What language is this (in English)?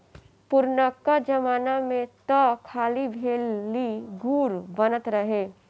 Bhojpuri